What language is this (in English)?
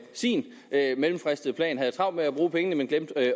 Danish